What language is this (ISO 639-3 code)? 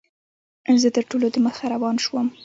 pus